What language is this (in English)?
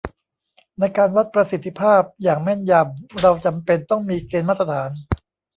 Thai